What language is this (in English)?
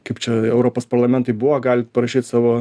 Lithuanian